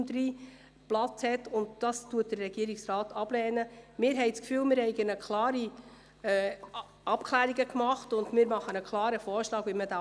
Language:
Swiss German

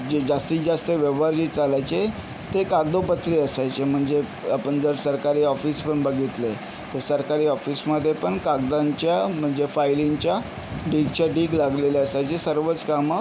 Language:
Marathi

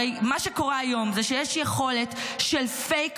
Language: Hebrew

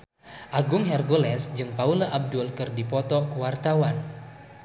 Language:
Sundanese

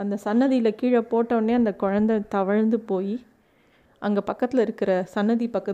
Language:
Tamil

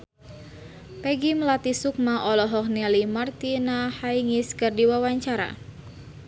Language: Sundanese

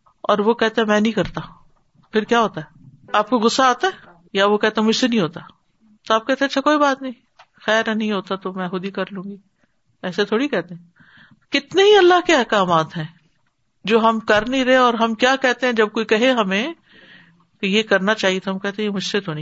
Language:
Urdu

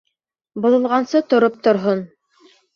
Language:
Bashkir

